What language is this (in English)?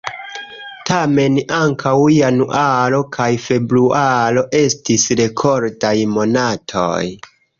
Esperanto